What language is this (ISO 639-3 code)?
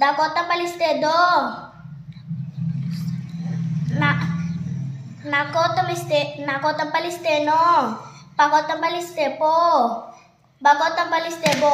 ind